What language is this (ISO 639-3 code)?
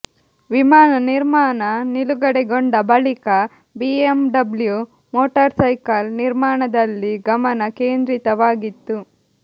kan